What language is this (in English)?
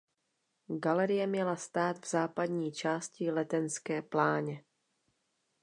Czech